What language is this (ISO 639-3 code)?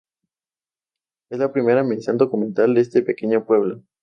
spa